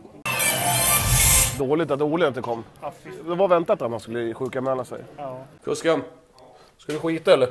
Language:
Swedish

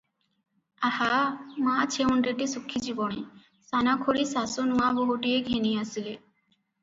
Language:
Odia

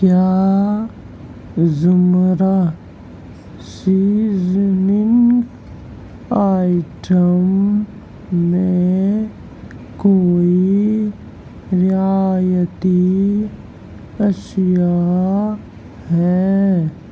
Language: Urdu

